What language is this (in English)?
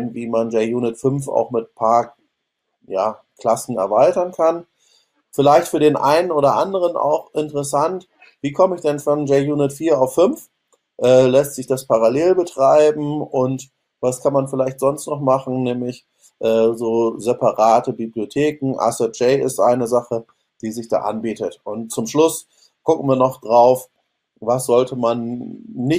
German